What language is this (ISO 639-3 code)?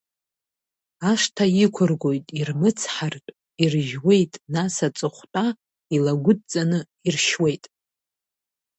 abk